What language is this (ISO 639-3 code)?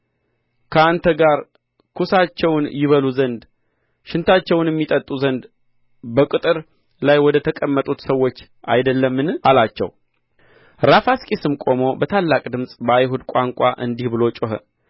amh